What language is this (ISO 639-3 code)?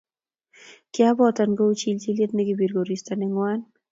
kln